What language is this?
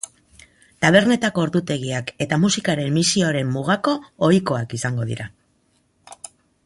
Basque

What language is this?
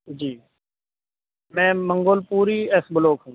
Urdu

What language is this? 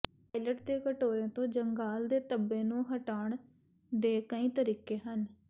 Punjabi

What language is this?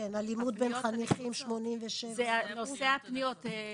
Hebrew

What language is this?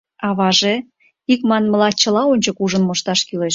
Mari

